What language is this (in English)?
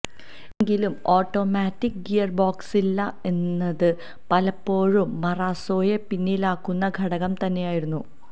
Malayalam